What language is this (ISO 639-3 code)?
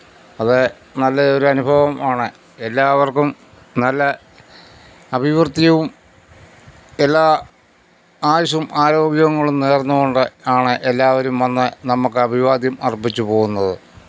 mal